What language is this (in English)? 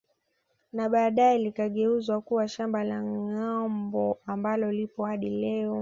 Swahili